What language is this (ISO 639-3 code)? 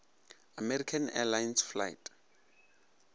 nso